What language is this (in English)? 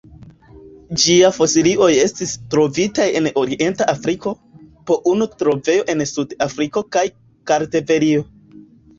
Esperanto